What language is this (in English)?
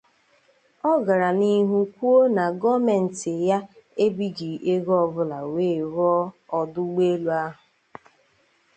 Igbo